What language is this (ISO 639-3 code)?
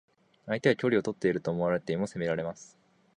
jpn